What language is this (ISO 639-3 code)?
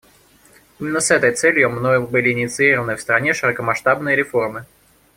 rus